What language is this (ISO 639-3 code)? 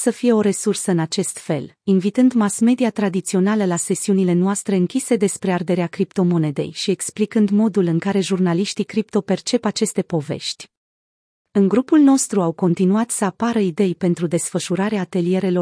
ron